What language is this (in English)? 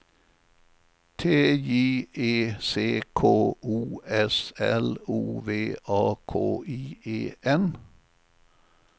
Swedish